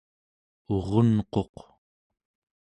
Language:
Central Yupik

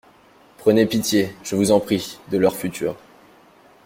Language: French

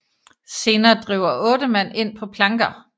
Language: Danish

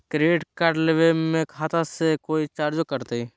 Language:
Magahi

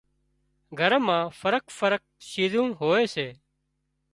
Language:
Wadiyara Koli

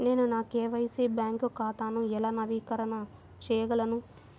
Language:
Telugu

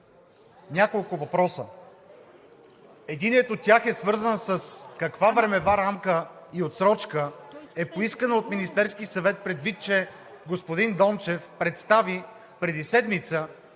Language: Bulgarian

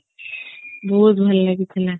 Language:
Odia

